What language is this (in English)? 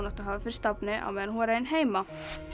Icelandic